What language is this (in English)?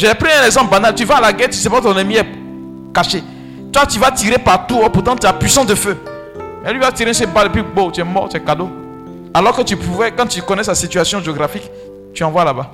French